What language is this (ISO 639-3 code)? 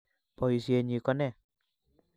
kln